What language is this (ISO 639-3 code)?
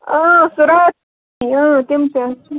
kas